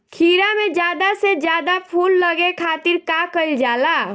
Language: Bhojpuri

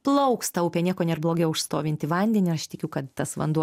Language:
Lithuanian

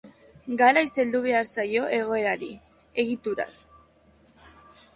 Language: Basque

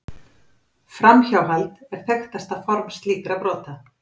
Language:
Icelandic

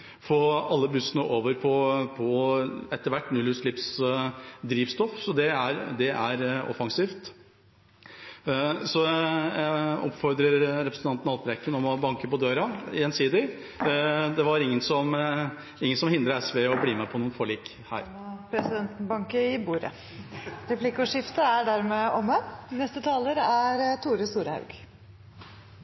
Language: Norwegian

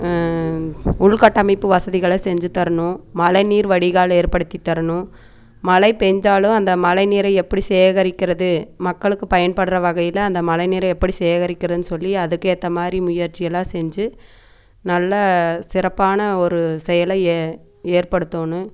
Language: Tamil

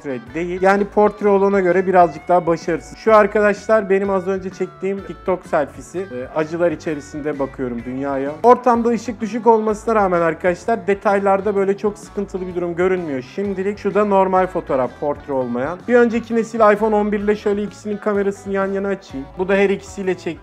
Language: Turkish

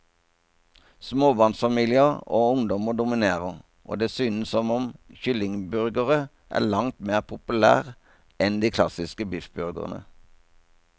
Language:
Norwegian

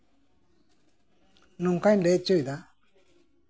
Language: Santali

